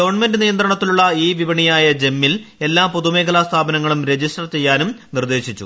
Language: Malayalam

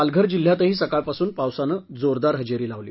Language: Marathi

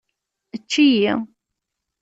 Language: Kabyle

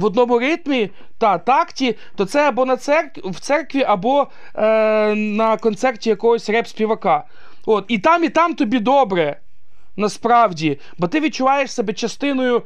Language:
Ukrainian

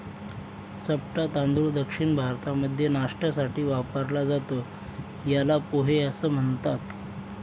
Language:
Marathi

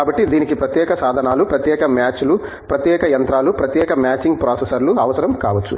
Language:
Telugu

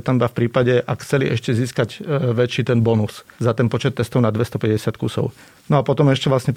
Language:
Slovak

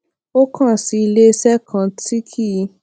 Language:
Yoruba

